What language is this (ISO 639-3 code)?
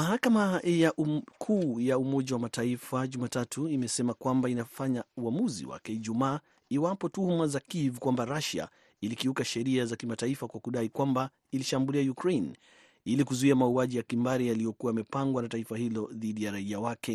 swa